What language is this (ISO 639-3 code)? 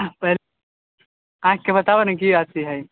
mai